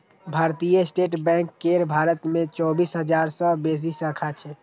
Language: Maithili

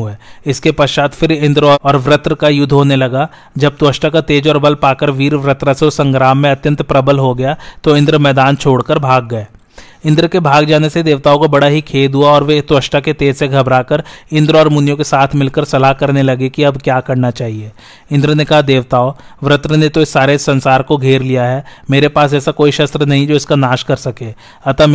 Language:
Hindi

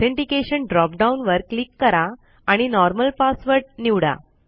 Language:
Marathi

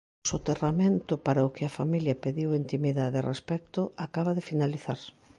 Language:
Galician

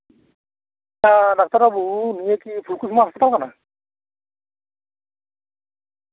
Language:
Santali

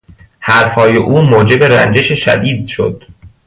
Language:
Persian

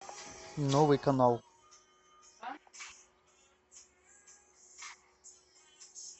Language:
Russian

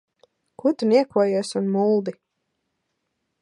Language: Latvian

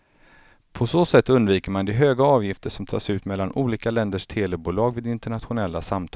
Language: Swedish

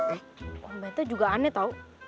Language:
Indonesian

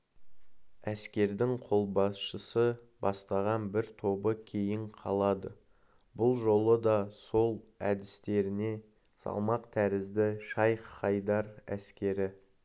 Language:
Kazakh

